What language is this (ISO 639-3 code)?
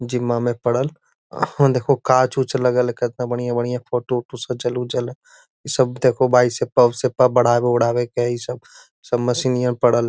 mag